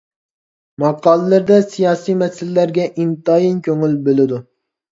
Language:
Uyghur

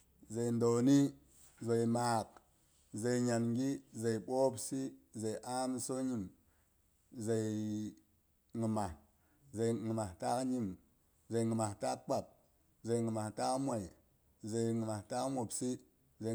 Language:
Boghom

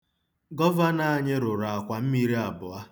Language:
Igbo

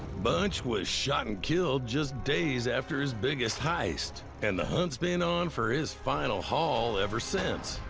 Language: English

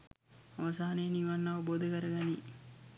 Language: Sinhala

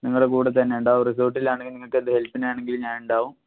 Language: Malayalam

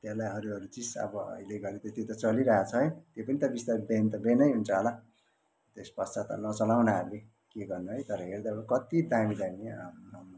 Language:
Nepali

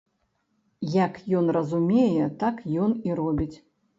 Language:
Belarusian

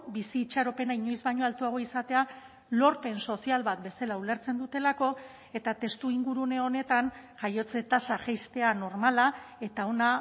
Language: Basque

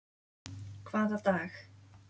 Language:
Icelandic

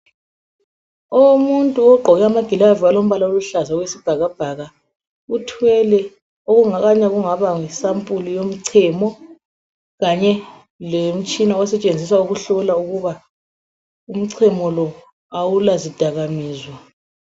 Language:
North Ndebele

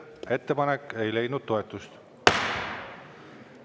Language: Estonian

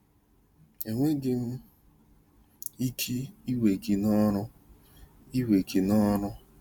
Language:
Igbo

